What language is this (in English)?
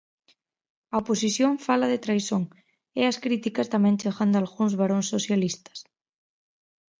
Galician